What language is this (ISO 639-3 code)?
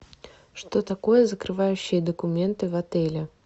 rus